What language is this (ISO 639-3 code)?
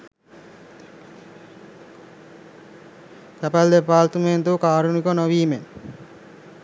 sin